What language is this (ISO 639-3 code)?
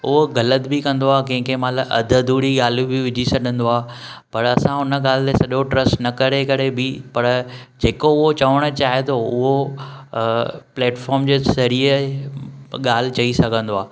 snd